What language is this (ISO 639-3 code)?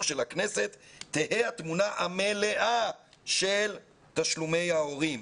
heb